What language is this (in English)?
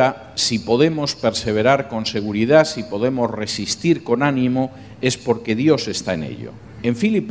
Spanish